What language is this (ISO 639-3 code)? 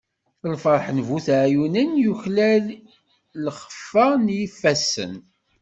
kab